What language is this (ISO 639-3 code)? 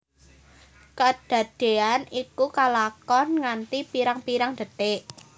jav